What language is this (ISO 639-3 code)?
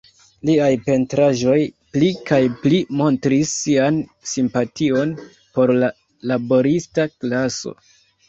epo